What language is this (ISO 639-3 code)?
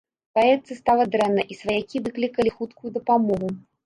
bel